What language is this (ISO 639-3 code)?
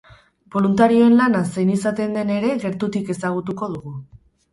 eus